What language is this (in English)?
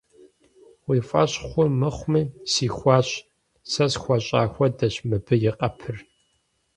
Kabardian